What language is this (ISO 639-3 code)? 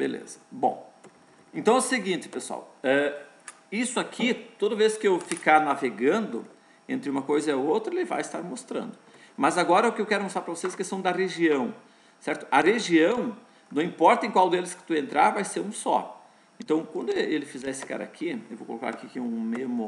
por